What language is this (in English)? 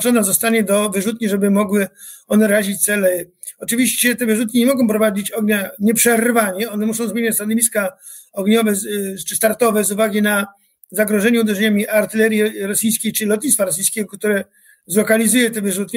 Polish